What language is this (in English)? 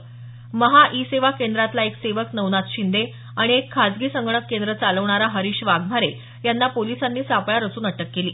Marathi